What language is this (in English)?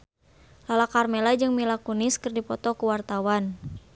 Sundanese